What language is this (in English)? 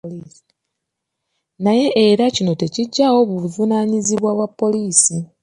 Ganda